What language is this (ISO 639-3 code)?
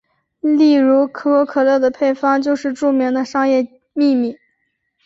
zho